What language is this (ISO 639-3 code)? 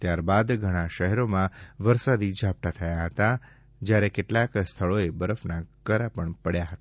guj